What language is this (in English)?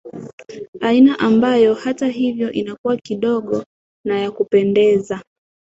Swahili